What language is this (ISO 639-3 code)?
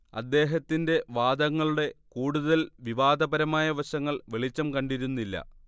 mal